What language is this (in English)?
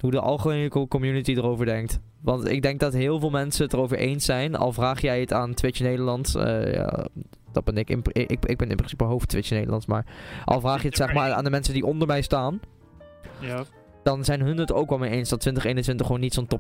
Dutch